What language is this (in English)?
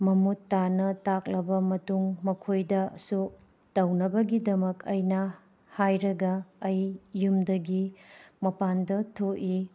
Manipuri